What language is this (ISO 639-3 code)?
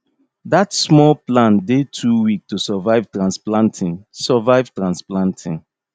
pcm